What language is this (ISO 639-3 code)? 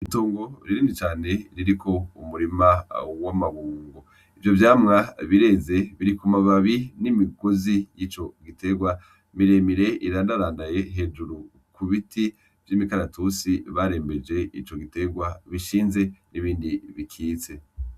run